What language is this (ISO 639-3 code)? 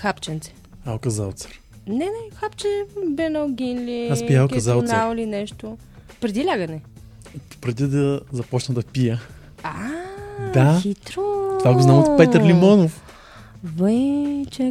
bul